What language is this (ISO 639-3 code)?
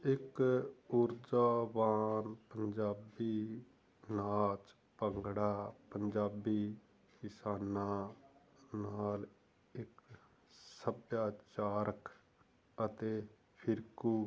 pan